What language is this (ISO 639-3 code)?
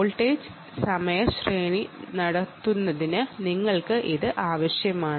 mal